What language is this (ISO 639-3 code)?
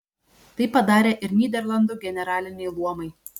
lit